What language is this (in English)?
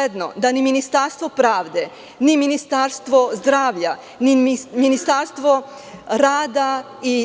Serbian